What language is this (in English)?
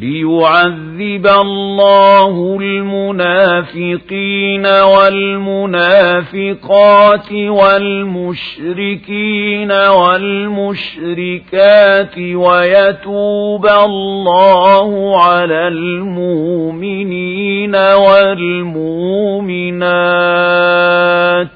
Arabic